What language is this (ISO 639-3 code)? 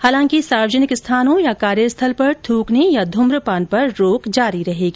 hin